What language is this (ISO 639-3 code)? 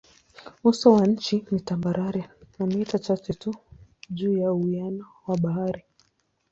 swa